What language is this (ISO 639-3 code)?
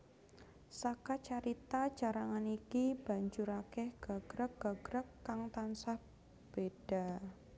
jav